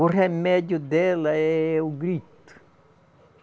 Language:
Portuguese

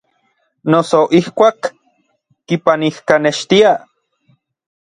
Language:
Orizaba Nahuatl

